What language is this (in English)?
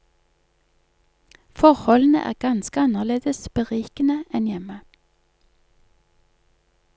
Norwegian